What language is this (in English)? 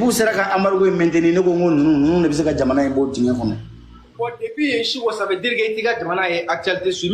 French